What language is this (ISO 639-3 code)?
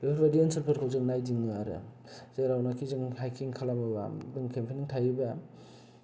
brx